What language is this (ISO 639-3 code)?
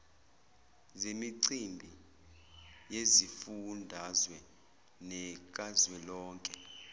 zul